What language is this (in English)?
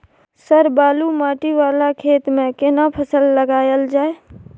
Maithili